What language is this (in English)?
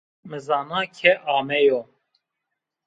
Zaza